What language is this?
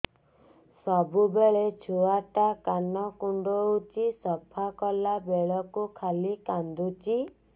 Odia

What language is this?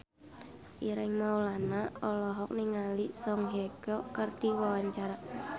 Sundanese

